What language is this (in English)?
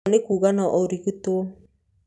Kikuyu